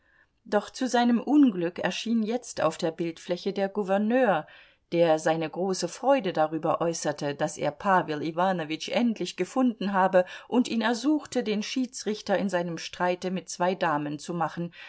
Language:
German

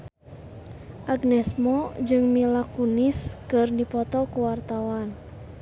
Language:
Sundanese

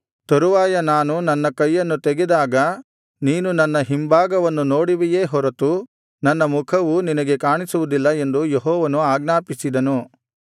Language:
Kannada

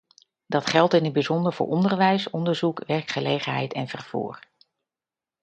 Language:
Dutch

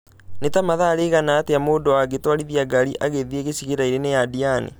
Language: Kikuyu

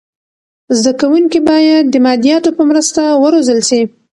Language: Pashto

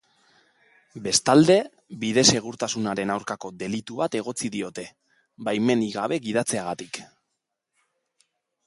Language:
Basque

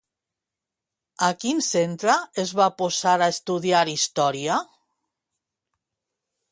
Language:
Catalan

